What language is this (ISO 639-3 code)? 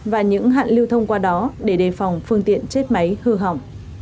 vie